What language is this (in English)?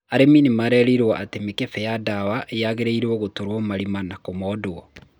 Kikuyu